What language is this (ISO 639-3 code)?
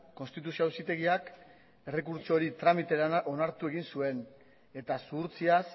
eus